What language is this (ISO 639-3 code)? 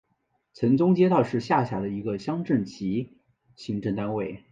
zho